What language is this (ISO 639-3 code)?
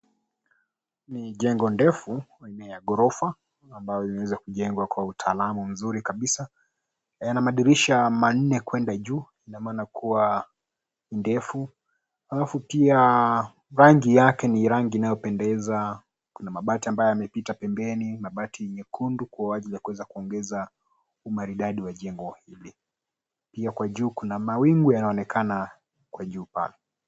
swa